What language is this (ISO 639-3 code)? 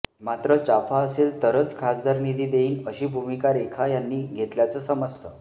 mar